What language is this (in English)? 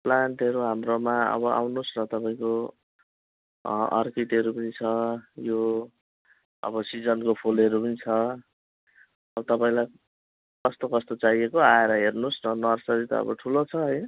Nepali